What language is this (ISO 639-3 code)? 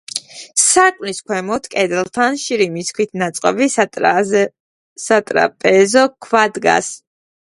kat